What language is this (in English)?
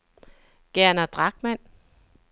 Danish